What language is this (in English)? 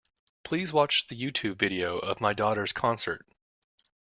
English